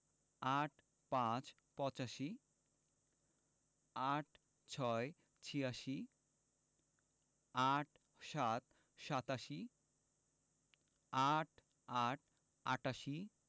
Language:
Bangla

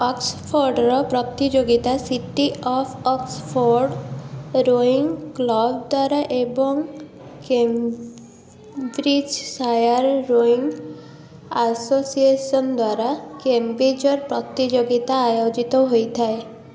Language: Odia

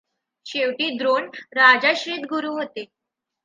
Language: Marathi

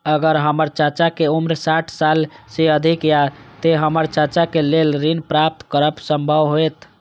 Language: Maithili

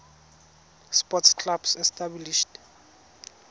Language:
Tswana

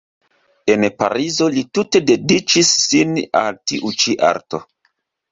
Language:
Esperanto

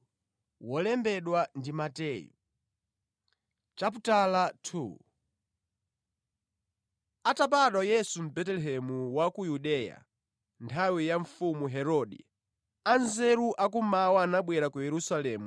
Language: Nyanja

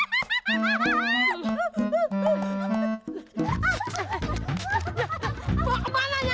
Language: Indonesian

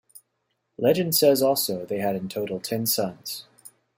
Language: English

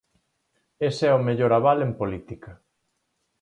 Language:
Galician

